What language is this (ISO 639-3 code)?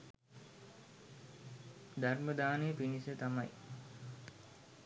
sin